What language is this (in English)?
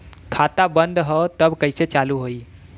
Bhojpuri